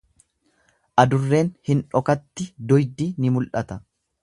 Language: Oromo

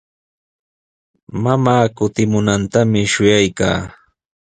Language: Sihuas Ancash Quechua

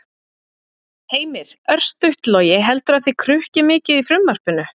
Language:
Icelandic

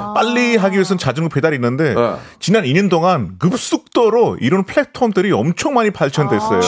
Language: Korean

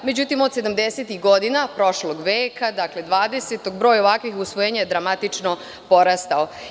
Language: Serbian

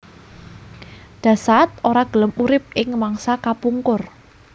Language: Javanese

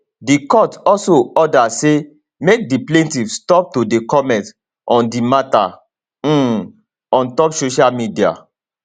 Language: Nigerian Pidgin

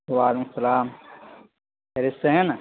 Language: Urdu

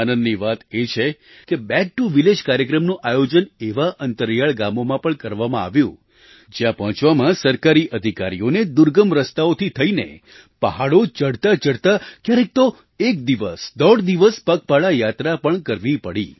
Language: Gujarati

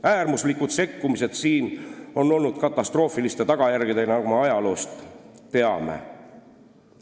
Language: Estonian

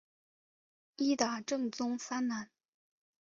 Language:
Chinese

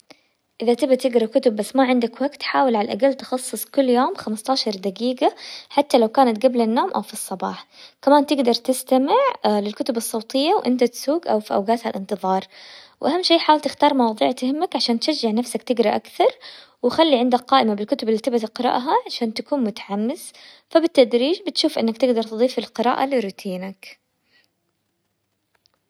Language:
Hijazi Arabic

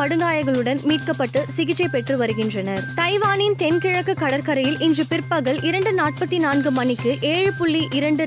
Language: Tamil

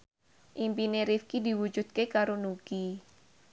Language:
Javanese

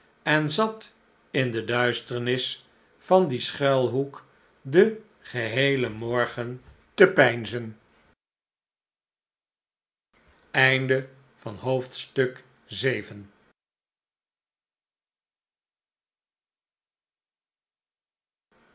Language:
Dutch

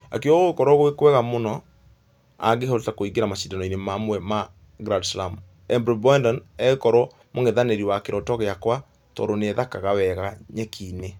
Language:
Kikuyu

